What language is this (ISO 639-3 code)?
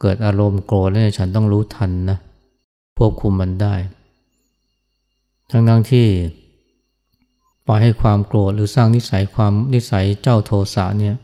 tha